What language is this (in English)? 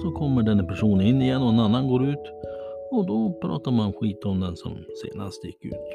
Swedish